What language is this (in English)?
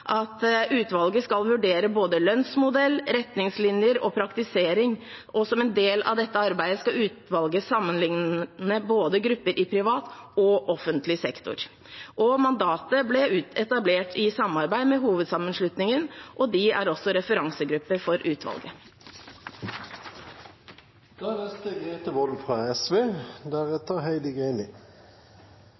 Norwegian Bokmål